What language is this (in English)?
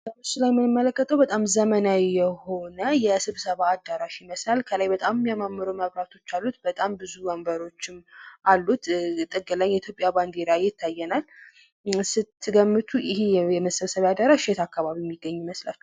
Amharic